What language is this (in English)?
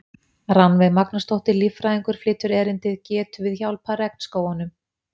Icelandic